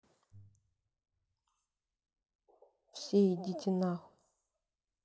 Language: Russian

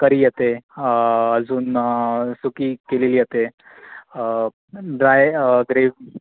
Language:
Marathi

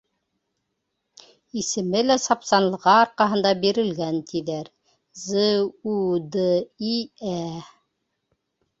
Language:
Bashkir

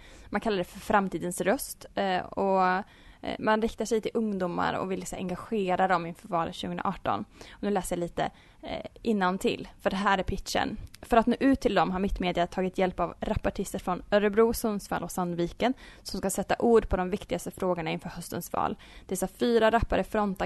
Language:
Swedish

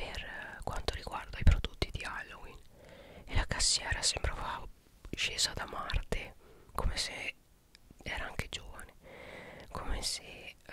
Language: Italian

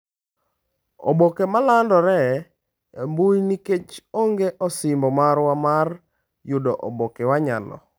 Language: Luo (Kenya and Tanzania)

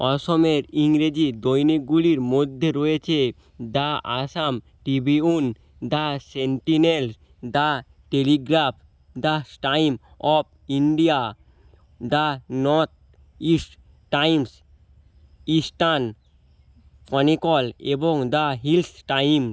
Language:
Bangla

